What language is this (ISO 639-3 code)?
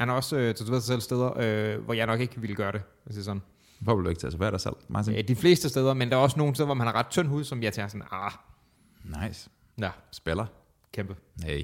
dan